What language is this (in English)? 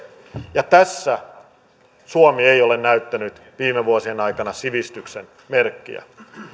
Finnish